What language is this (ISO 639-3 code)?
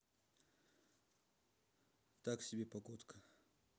rus